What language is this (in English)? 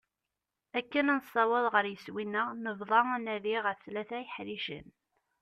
Kabyle